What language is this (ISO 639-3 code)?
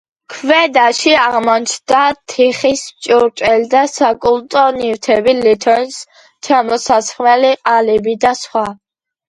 kat